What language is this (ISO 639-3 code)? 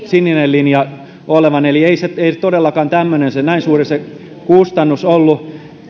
fin